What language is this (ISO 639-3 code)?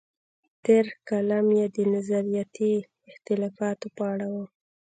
pus